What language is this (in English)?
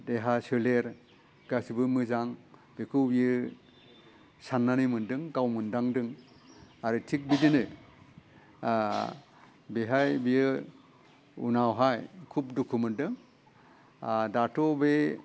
Bodo